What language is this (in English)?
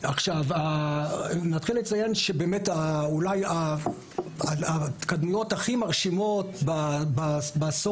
Hebrew